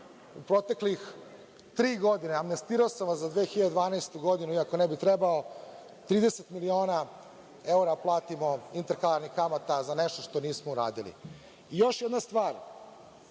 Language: Serbian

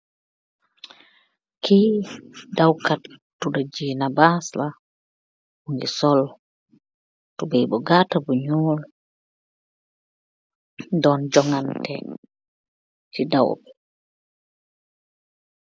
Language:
Wolof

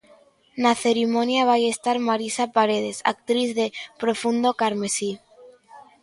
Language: Galician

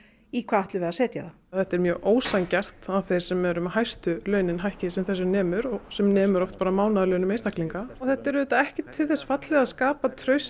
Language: Icelandic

